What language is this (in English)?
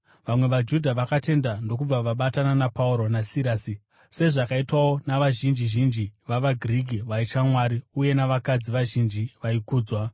Shona